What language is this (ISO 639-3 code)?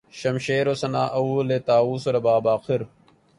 urd